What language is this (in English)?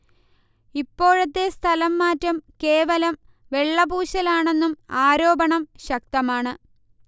Malayalam